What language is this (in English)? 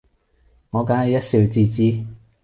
Cantonese